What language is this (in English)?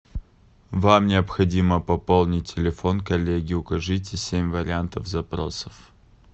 Russian